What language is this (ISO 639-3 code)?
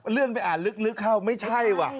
tha